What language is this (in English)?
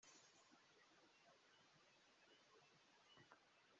Kinyarwanda